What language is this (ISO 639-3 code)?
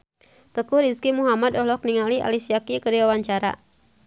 sun